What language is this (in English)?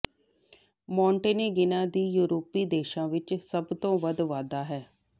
Punjabi